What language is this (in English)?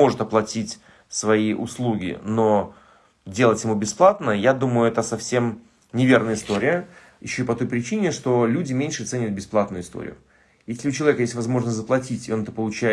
Russian